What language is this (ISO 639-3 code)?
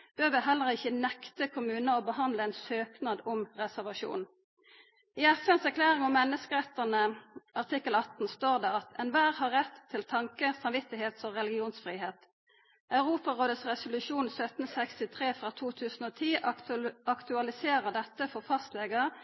nno